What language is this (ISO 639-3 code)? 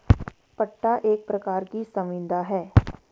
hin